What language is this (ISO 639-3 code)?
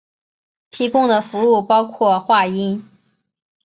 zho